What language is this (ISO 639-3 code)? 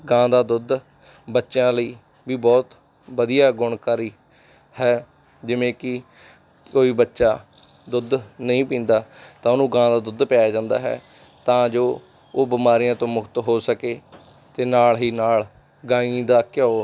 pan